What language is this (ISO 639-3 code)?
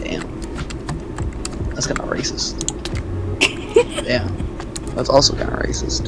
eng